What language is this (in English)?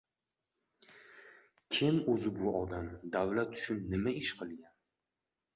Uzbek